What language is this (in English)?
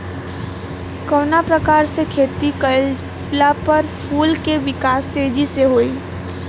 Bhojpuri